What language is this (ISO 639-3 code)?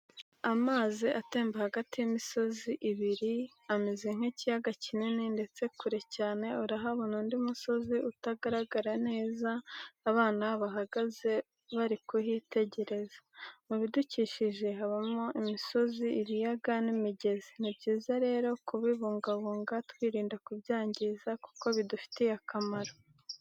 kin